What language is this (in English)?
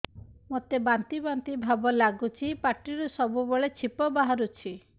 Odia